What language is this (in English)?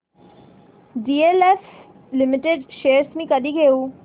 Marathi